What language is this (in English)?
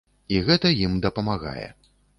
Belarusian